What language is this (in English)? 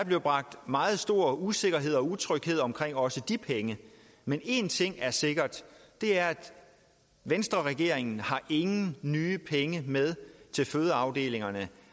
Danish